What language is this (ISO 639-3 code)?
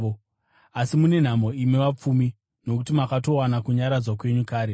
sna